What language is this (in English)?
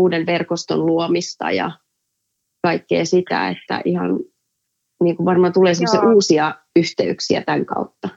Finnish